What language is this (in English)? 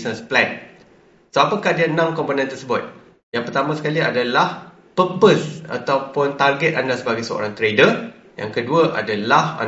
Malay